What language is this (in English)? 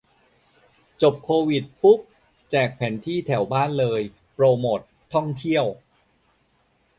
Thai